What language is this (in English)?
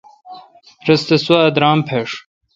Kalkoti